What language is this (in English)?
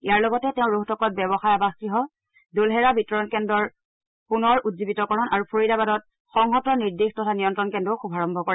Assamese